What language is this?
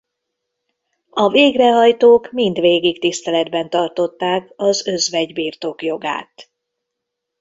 Hungarian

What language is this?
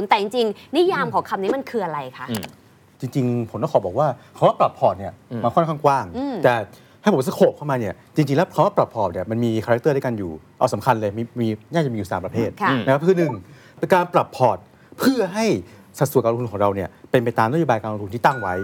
Thai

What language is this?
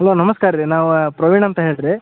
Kannada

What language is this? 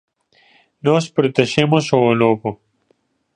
Galician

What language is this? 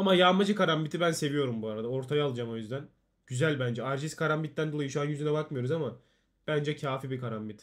Turkish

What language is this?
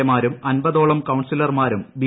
Malayalam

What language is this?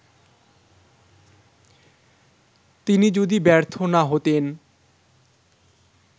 Bangla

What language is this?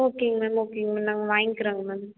Tamil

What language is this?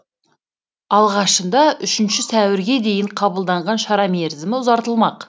Kazakh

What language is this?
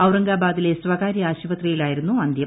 Malayalam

